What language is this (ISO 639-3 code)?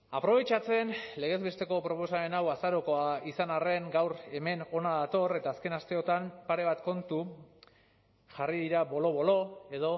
eus